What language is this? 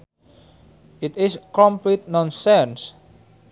Sundanese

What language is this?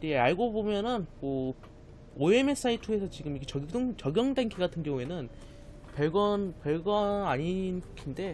Korean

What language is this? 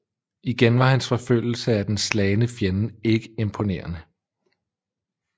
Danish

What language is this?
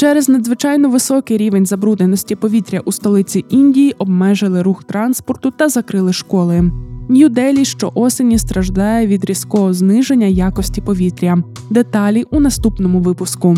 Ukrainian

